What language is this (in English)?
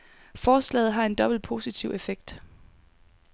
Danish